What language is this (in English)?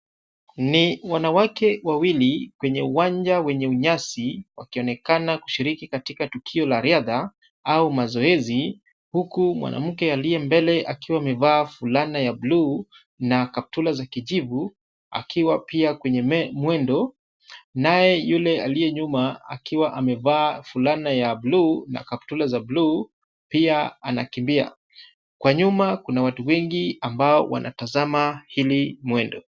Swahili